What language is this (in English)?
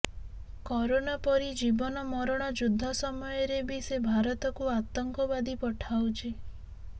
Odia